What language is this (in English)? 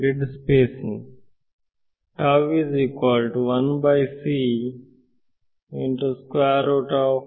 Kannada